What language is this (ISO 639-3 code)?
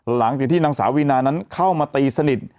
tha